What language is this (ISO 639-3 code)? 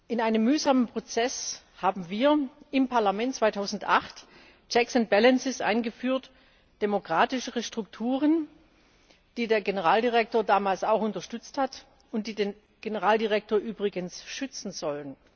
deu